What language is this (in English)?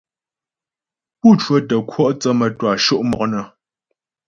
Ghomala